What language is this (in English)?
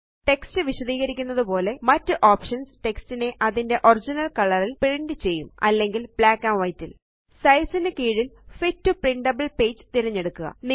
Malayalam